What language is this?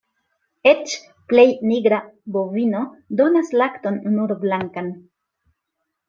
Esperanto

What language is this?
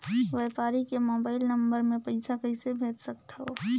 Chhattisgarhi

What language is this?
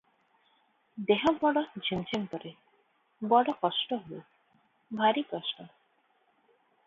Odia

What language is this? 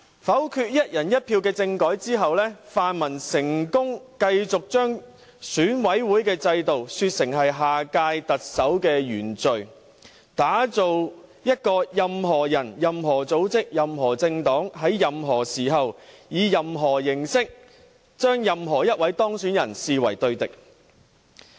Cantonese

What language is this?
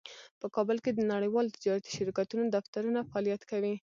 Pashto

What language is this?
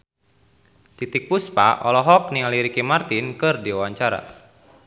Sundanese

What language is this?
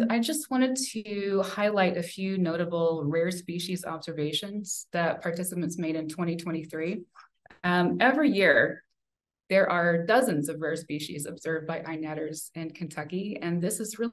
English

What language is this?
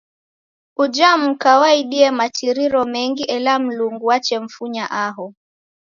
Taita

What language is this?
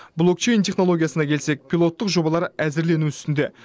Kazakh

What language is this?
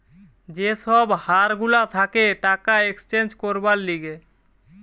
Bangla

